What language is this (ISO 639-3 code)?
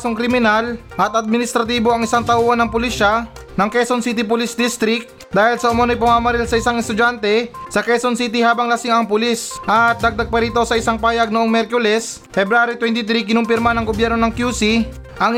fil